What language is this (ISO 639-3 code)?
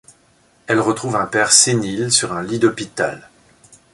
fra